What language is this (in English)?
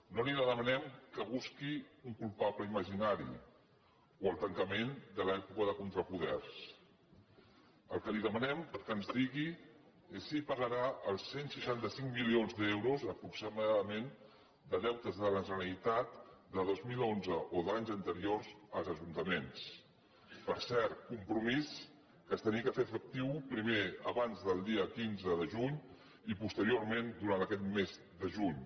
Catalan